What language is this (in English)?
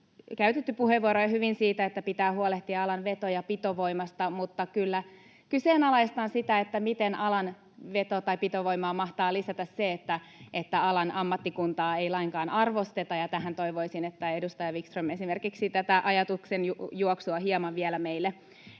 Finnish